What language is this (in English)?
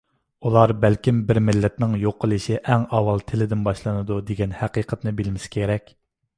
Uyghur